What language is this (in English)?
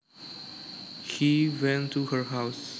Javanese